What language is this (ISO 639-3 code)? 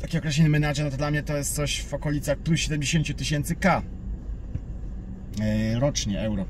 pol